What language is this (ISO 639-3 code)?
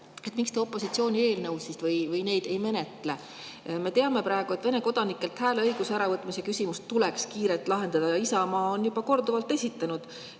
est